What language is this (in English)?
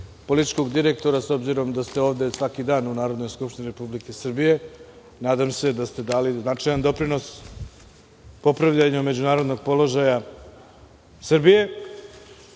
Serbian